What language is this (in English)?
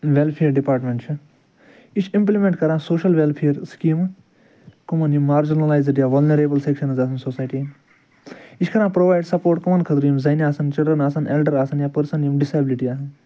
Kashmiri